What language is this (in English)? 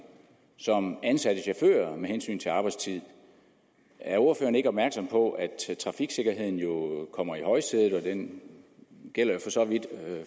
Danish